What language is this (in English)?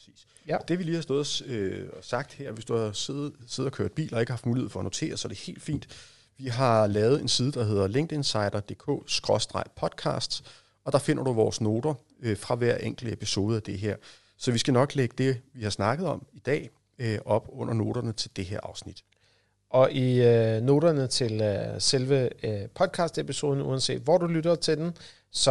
Danish